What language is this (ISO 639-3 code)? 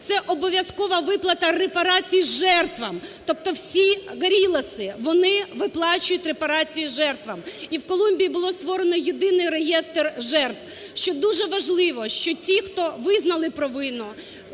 ukr